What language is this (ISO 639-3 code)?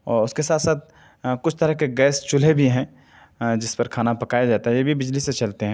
urd